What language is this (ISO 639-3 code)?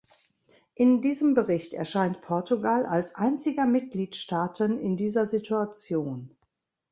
deu